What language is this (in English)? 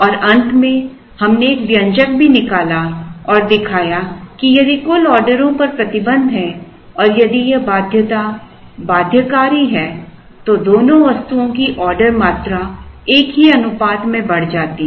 Hindi